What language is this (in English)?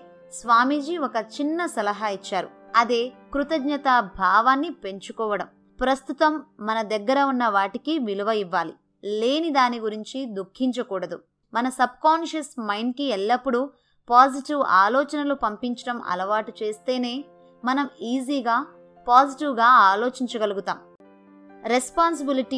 Telugu